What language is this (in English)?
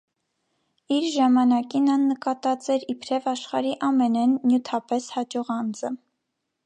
Armenian